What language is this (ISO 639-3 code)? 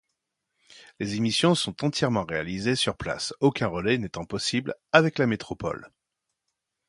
fra